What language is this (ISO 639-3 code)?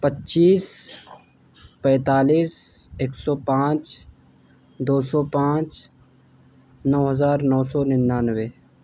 urd